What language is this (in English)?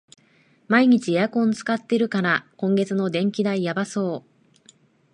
Japanese